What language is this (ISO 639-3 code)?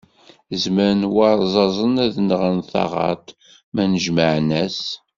kab